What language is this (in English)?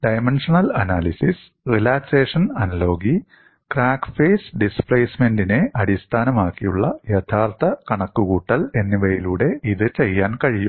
Malayalam